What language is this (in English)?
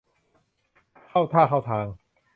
Thai